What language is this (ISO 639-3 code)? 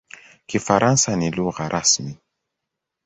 swa